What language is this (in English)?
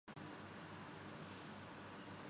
Urdu